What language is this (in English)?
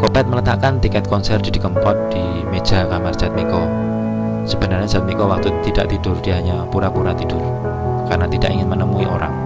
Indonesian